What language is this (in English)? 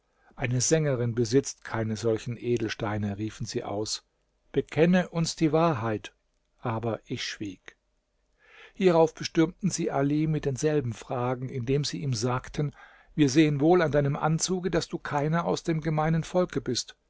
German